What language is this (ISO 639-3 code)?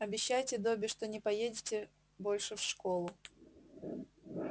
rus